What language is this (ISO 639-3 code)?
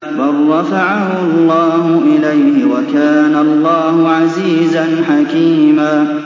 ara